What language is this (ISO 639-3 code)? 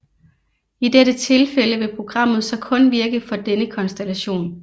dan